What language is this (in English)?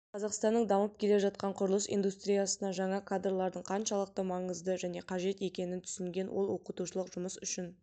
Kazakh